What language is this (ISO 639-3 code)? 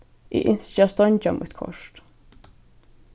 fao